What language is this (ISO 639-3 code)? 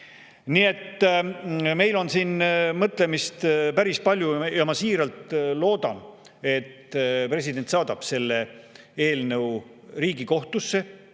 est